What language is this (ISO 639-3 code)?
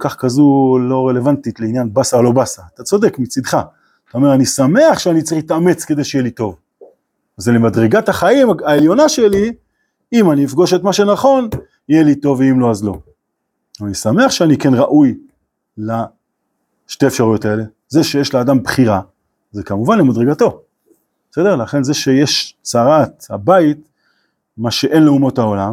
heb